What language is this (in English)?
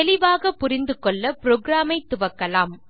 Tamil